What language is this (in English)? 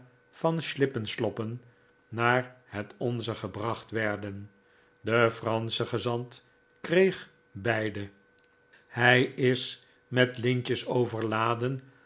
Dutch